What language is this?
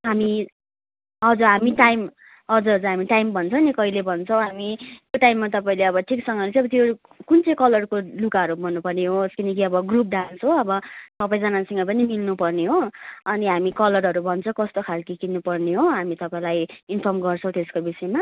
Nepali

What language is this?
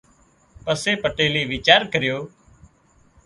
Wadiyara Koli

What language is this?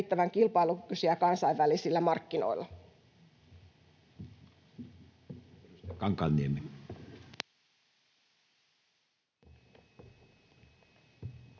Finnish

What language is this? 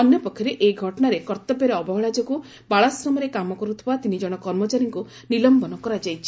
Odia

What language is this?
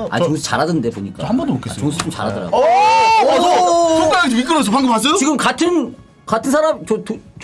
Korean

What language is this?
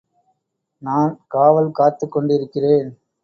Tamil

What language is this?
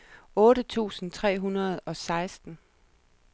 Danish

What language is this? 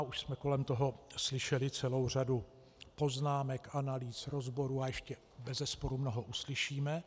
Czech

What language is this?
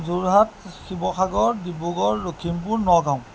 Assamese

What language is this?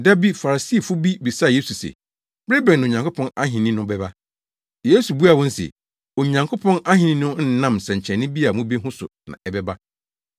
Akan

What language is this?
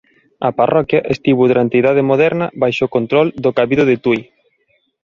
Galician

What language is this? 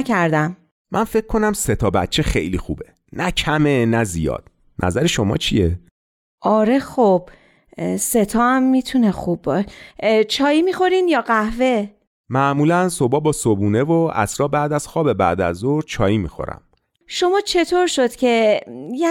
Persian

